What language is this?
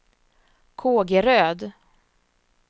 Swedish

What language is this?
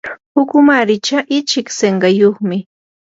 Yanahuanca Pasco Quechua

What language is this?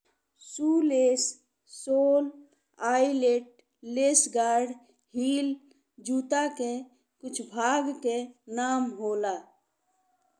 Bhojpuri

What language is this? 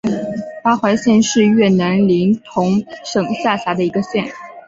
Chinese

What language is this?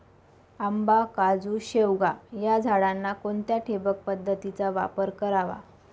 Marathi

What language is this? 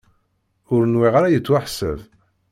Kabyle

